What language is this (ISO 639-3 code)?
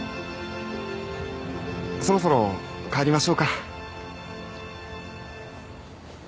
jpn